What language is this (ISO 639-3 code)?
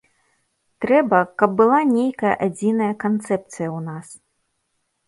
bel